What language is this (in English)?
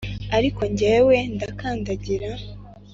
Kinyarwanda